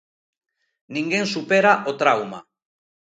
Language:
Galician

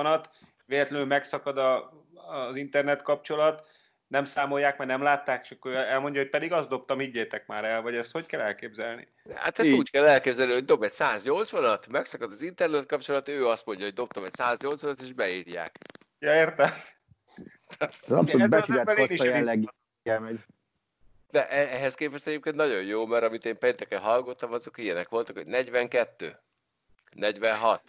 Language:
Hungarian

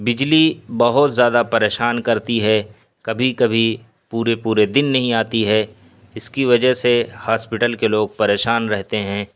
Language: Urdu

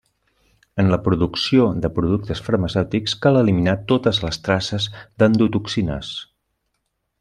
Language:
Catalan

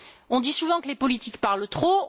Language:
French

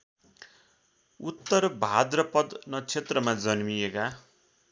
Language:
Nepali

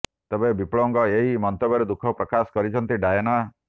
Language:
Odia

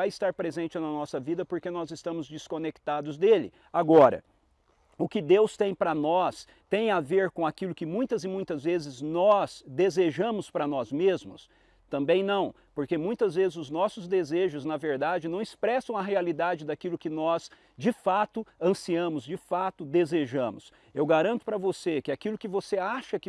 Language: Portuguese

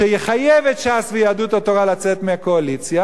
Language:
Hebrew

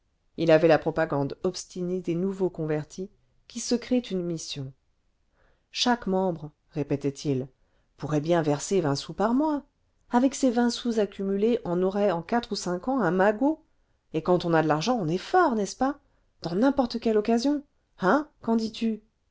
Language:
French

